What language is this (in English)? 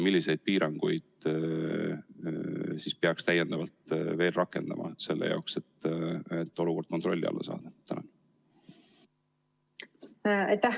Estonian